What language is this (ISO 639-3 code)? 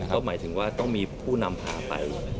tha